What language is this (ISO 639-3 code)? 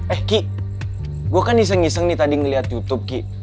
ind